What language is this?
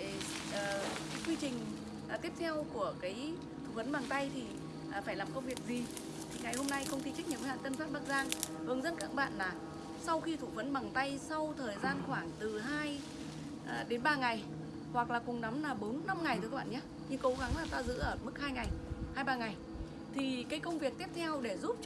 Vietnamese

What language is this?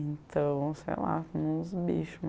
Portuguese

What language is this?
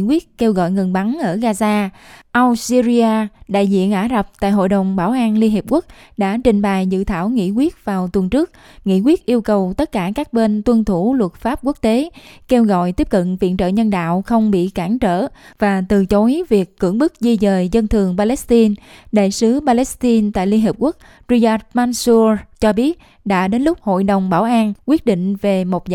Vietnamese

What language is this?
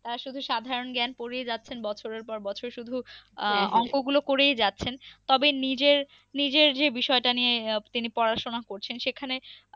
Bangla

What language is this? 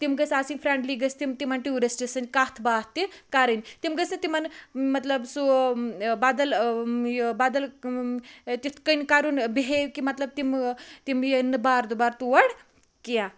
Kashmiri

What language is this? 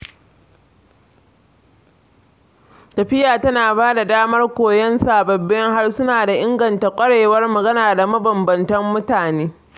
Hausa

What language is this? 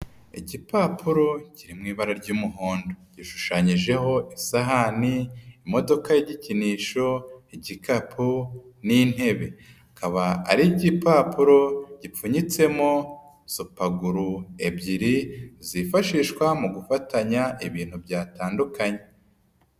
Kinyarwanda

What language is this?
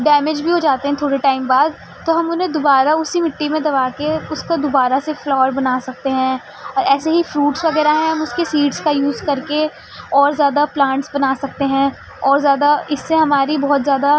Urdu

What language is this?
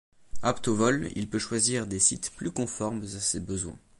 French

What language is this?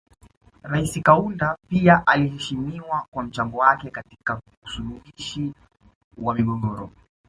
Swahili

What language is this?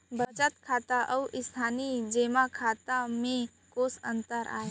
Chhattisgarhi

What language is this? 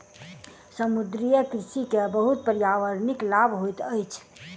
Maithili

